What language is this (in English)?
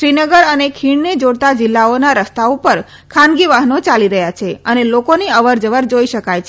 Gujarati